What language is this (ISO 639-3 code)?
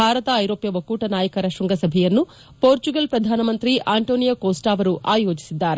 kan